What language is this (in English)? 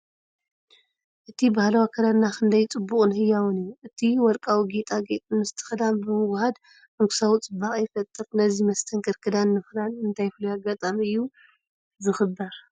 Tigrinya